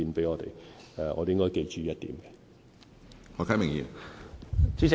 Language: Cantonese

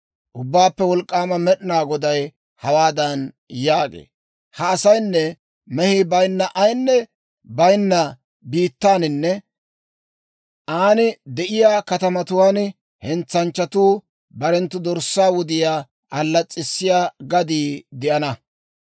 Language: Dawro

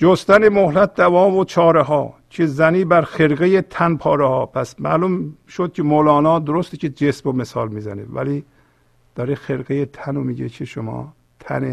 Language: Persian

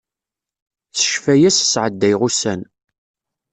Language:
Kabyle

